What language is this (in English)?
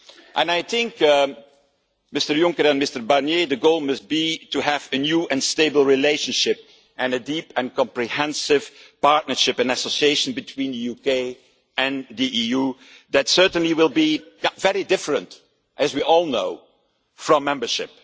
English